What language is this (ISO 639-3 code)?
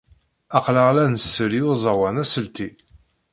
kab